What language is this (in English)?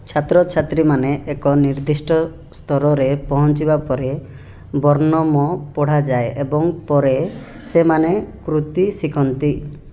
Odia